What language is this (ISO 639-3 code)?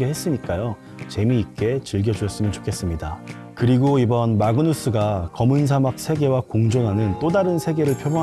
kor